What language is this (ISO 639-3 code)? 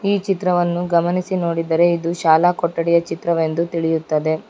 kan